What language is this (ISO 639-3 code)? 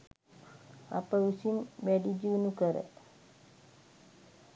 sin